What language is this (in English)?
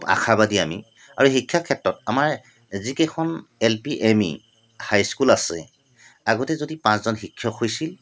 Assamese